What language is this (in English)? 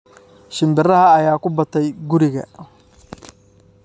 Somali